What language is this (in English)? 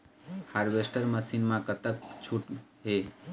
Chhattisgarhi